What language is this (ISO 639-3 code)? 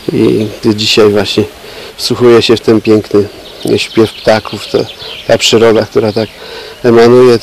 pol